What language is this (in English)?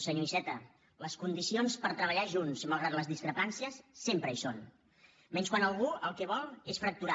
Catalan